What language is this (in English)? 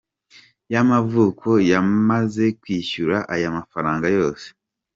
Kinyarwanda